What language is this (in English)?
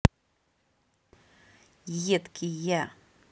Russian